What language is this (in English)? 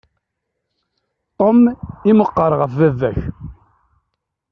Kabyle